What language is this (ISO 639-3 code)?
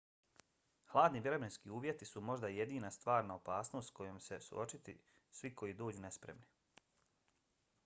bos